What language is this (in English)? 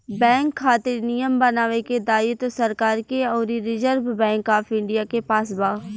Bhojpuri